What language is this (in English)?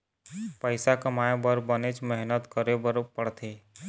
Chhattisgarhi